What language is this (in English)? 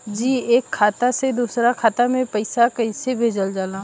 Bhojpuri